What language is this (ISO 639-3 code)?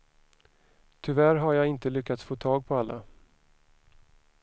swe